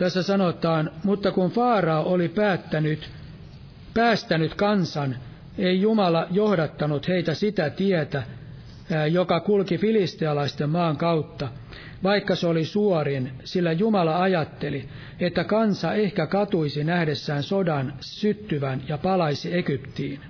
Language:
Finnish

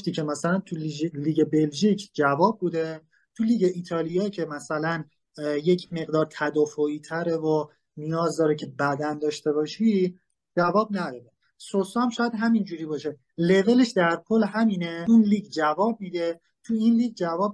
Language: Persian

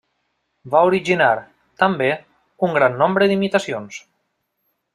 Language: Catalan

